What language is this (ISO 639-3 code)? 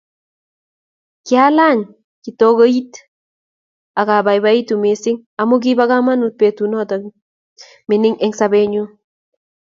kln